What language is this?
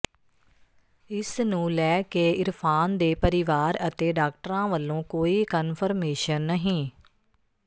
Punjabi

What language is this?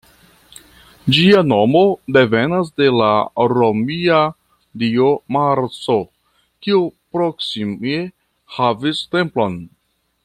Esperanto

